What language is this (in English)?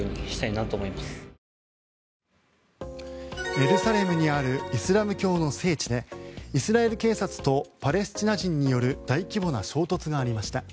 Japanese